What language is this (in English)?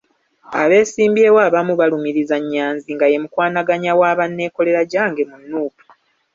Ganda